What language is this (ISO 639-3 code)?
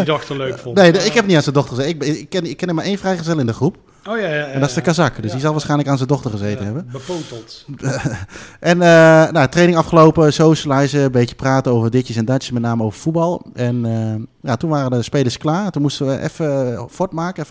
nld